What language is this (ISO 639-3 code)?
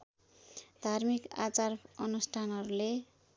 nep